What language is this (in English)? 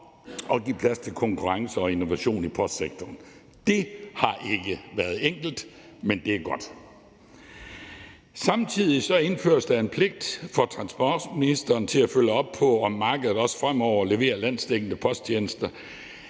Danish